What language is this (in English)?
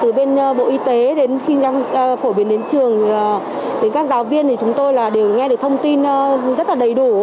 Vietnamese